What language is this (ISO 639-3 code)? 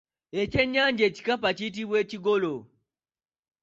lug